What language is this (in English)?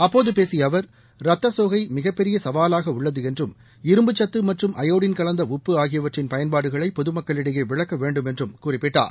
Tamil